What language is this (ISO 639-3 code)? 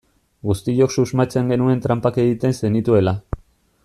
eus